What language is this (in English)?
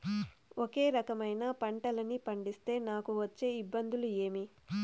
Telugu